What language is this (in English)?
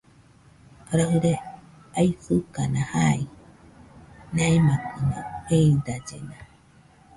Nüpode Huitoto